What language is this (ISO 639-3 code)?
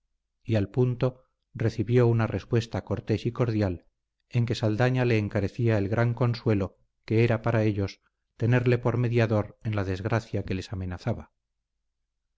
spa